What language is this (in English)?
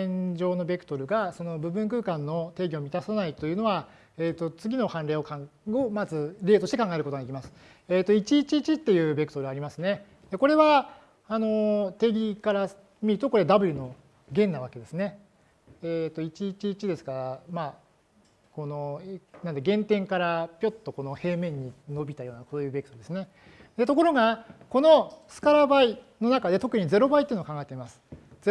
Japanese